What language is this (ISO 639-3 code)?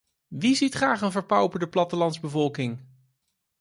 nld